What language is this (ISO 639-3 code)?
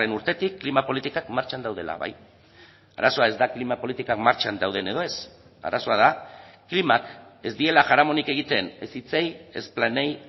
eus